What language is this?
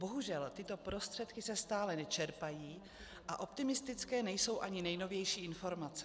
Czech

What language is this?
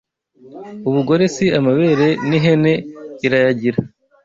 Kinyarwanda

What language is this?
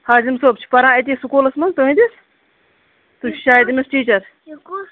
Kashmiri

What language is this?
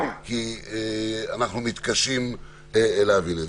Hebrew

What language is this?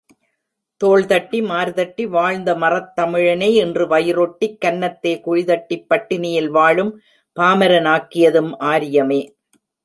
Tamil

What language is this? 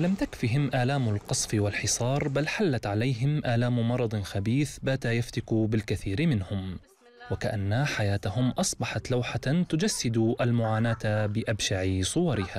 Arabic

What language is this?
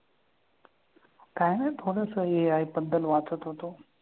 Marathi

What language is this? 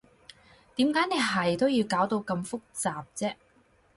Cantonese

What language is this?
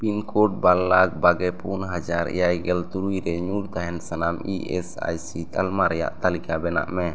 Santali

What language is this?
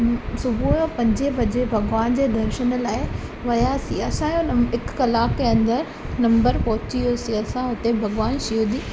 Sindhi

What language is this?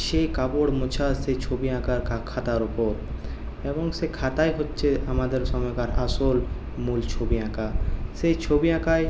Bangla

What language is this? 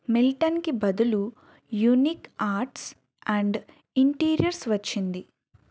Telugu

